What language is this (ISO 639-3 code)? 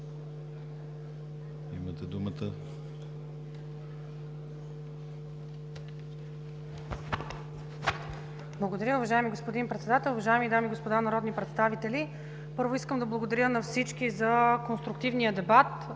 bul